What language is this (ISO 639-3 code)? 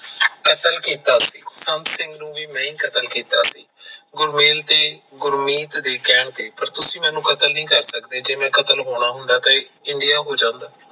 pan